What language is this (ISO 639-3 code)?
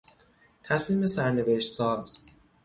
fas